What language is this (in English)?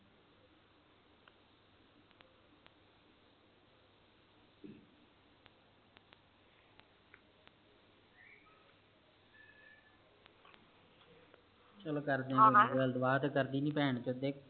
Punjabi